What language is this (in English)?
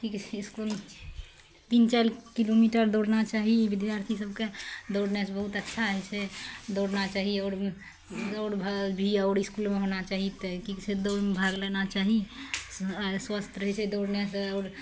Maithili